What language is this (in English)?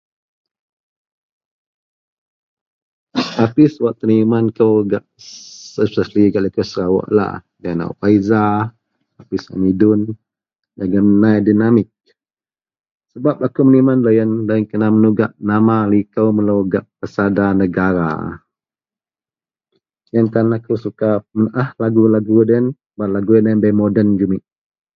Central Melanau